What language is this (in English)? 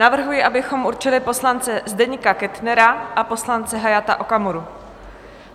Czech